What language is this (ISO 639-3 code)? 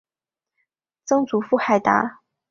zho